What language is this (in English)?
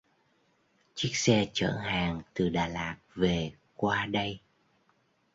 Vietnamese